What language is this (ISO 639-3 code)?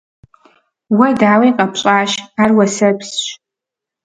kbd